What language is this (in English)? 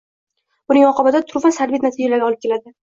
Uzbek